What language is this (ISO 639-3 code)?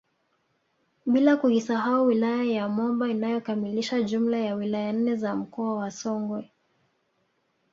swa